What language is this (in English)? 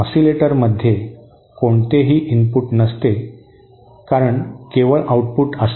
Marathi